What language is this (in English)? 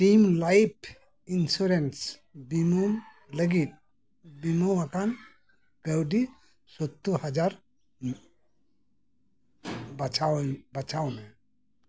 Santali